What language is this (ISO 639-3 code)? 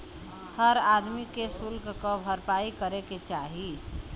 bho